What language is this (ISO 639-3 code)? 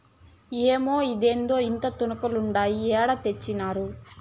tel